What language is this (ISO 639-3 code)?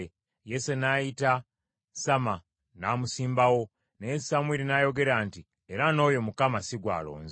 lug